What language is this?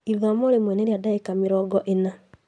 Kikuyu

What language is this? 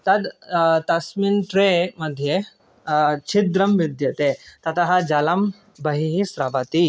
Sanskrit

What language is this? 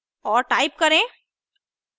Hindi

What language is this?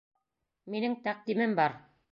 Bashkir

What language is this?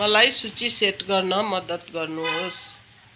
Nepali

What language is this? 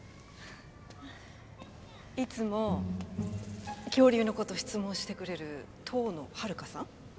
Japanese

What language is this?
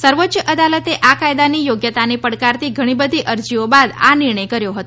Gujarati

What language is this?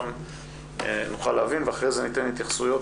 Hebrew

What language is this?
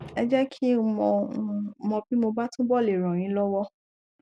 Yoruba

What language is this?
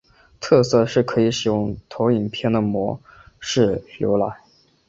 Chinese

